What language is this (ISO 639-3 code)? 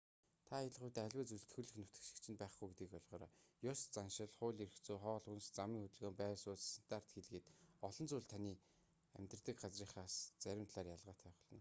mon